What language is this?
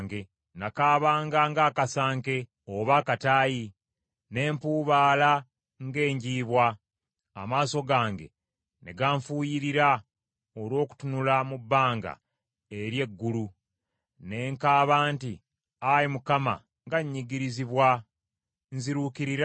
Ganda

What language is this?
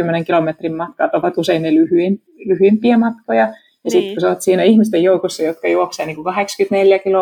Finnish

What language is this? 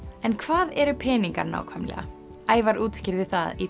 Icelandic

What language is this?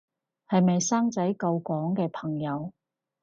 Cantonese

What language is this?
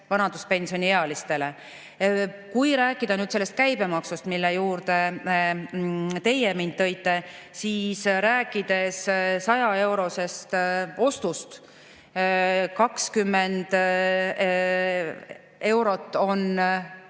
Estonian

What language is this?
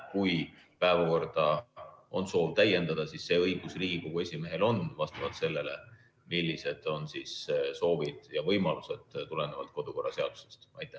Estonian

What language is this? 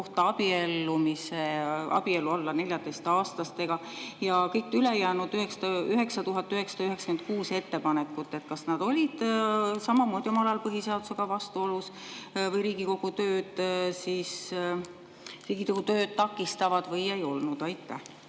Estonian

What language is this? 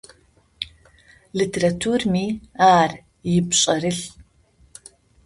Adyghe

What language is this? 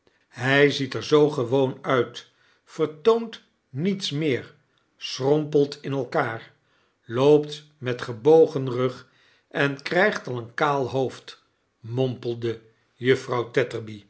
Dutch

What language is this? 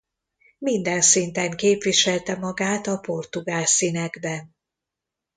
Hungarian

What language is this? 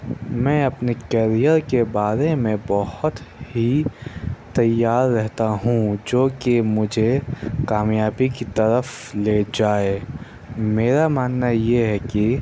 Urdu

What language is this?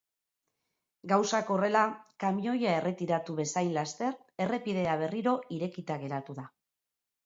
Basque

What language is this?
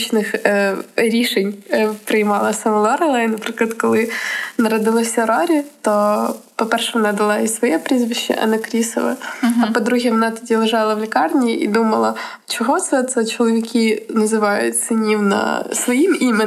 Ukrainian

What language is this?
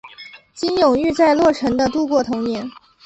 Chinese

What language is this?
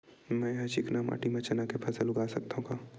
Chhattisgarhi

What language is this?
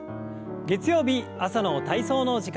Japanese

